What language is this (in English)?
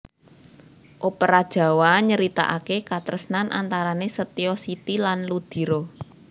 Javanese